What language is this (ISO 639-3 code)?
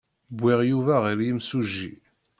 kab